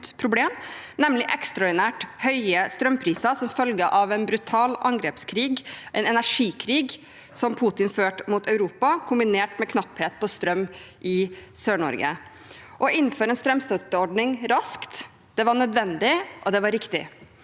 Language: Norwegian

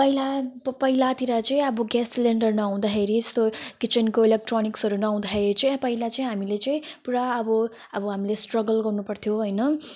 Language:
Nepali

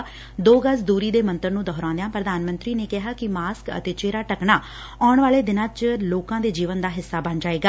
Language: Punjabi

